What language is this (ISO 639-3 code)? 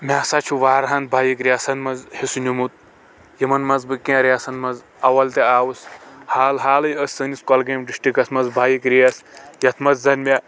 kas